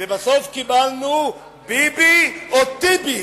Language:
Hebrew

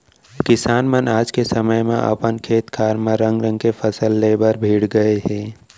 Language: Chhattisgarhi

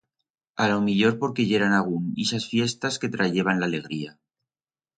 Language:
Aragonese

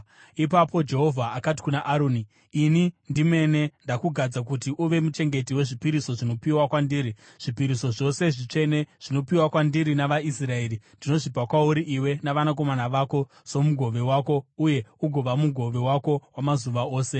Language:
Shona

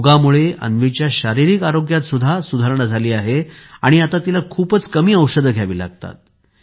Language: Marathi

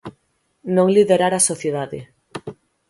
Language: Galician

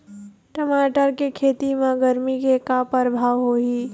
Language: Chhattisgarhi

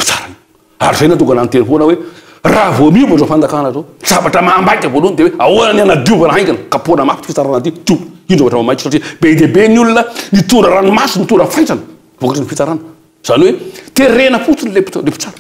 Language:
Romanian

